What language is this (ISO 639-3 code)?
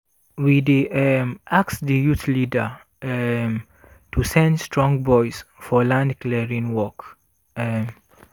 pcm